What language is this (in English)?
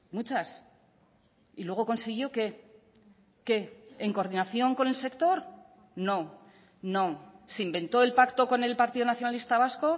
Spanish